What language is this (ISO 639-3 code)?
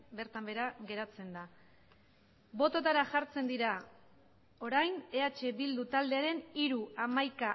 eus